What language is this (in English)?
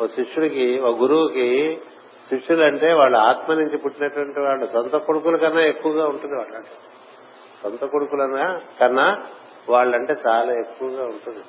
Telugu